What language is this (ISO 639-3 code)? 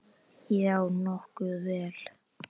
isl